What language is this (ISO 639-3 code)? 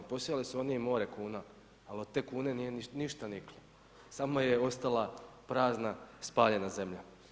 hrv